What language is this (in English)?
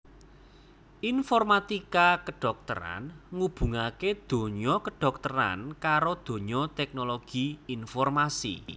Javanese